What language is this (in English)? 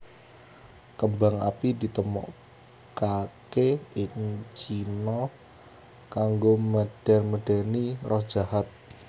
Javanese